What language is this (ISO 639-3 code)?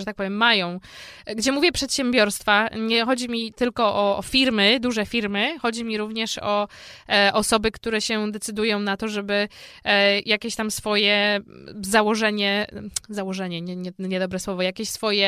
pol